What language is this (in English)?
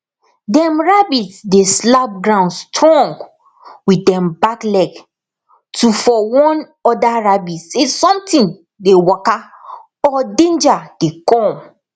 Nigerian Pidgin